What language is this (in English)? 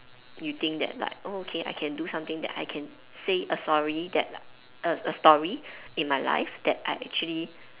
English